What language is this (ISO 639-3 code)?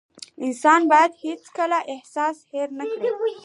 pus